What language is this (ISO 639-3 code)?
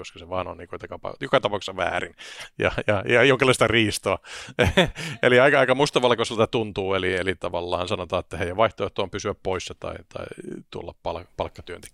fin